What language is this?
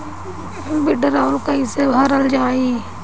Bhojpuri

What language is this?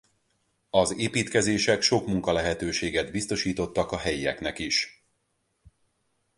Hungarian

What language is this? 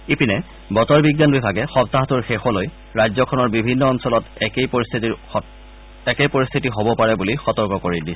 Assamese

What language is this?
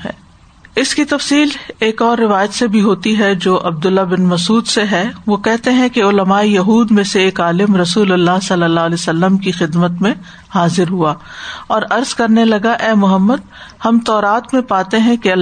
Urdu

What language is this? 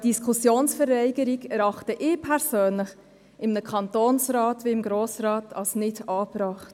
Swiss German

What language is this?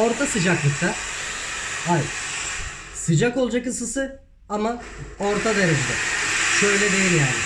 Turkish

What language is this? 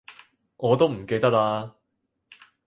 Cantonese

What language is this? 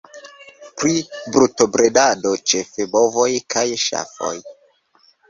Esperanto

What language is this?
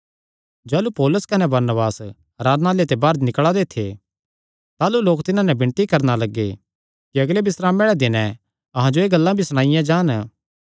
Kangri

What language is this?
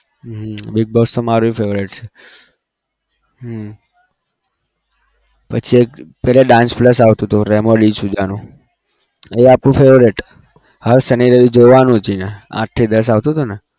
Gujarati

